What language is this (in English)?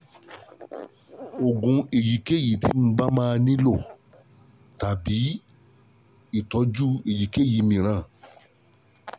Yoruba